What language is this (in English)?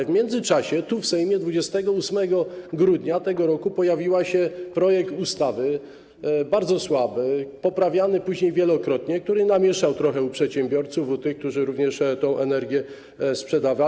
Polish